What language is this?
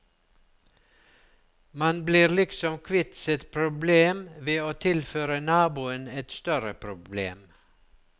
Norwegian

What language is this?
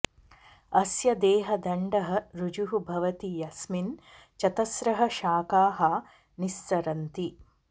Sanskrit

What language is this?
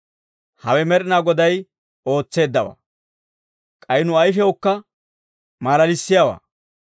Dawro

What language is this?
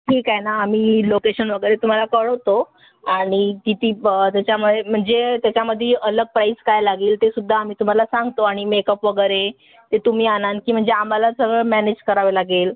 Marathi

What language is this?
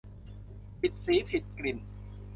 Thai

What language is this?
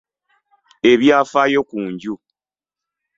Ganda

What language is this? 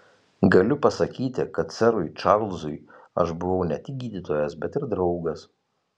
Lithuanian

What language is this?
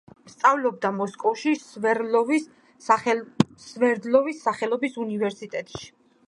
Georgian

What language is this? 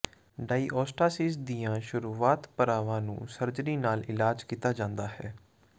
Punjabi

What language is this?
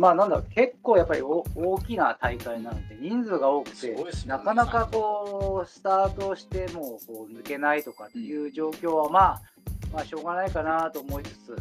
Japanese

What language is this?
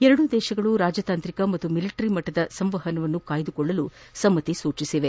Kannada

